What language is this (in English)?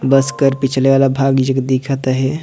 Sadri